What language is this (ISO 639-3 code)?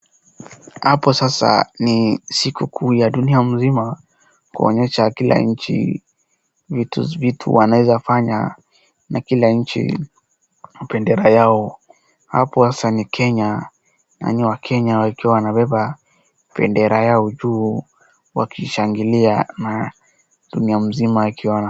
swa